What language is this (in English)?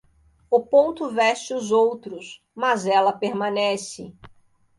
Portuguese